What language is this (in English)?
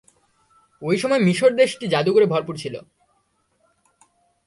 Bangla